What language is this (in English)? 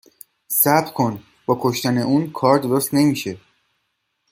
Persian